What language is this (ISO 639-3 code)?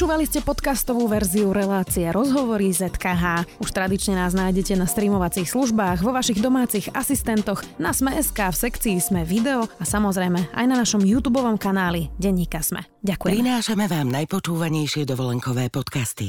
slk